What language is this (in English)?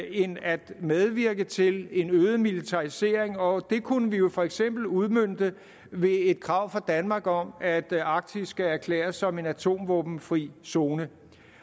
Danish